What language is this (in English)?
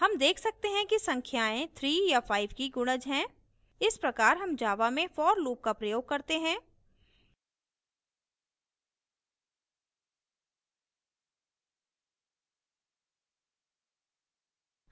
Hindi